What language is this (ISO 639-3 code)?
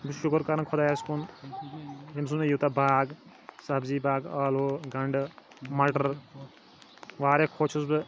kas